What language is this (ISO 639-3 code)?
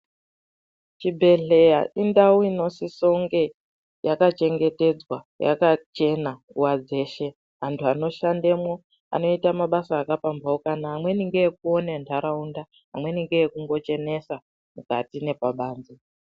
ndc